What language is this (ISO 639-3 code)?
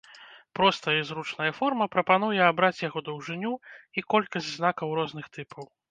bel